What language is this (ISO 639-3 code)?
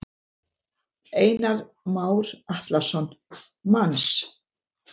isl